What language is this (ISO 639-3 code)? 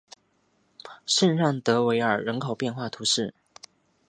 zho